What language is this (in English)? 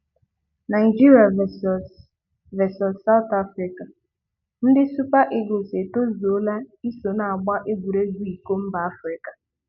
Igbo